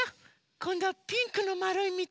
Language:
Japanese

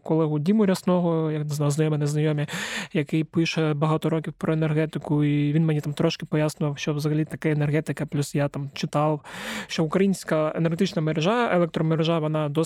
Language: Ukrainian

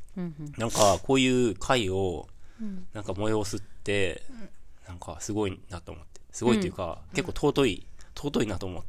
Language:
Japanese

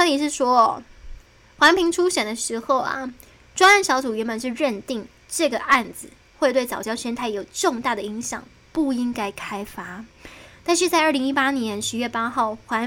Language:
Chinese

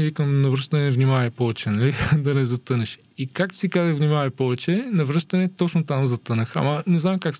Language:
Bulgarian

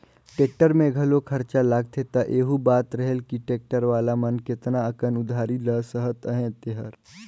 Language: Chhattisgarhi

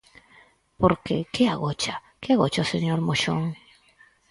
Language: Galician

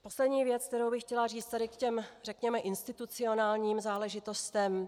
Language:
Czech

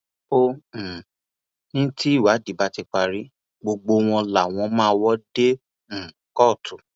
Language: Yoruba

